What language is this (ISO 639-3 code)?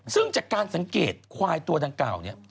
tha